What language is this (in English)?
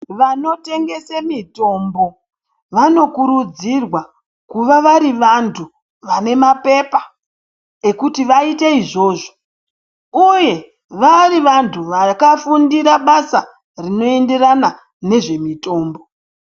Ndau